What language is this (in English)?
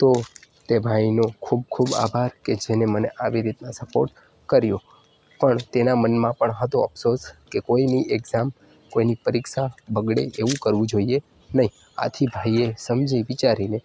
Gujarati